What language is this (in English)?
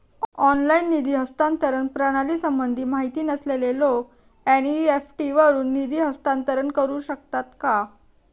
Marathi